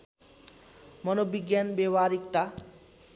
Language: Nepali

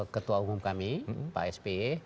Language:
Indonesian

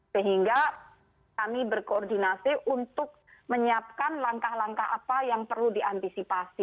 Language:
Indonesian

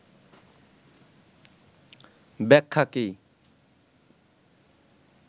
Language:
Bangla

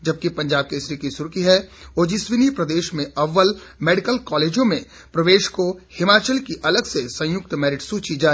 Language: Hindi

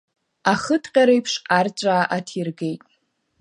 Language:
Abkhazian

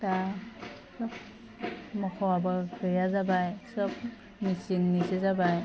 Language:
Bodo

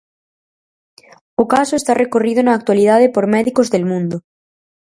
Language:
Galician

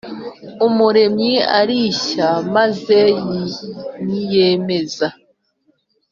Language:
Kinyarwanda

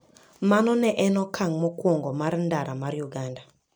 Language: Luo (Kenya and Tanzania)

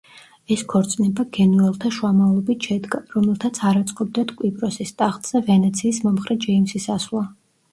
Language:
Georgian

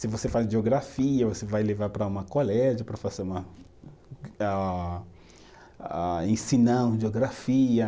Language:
Portuguese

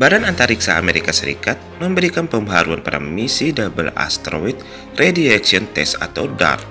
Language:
Indonesian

